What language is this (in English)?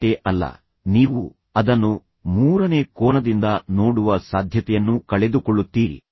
Kannada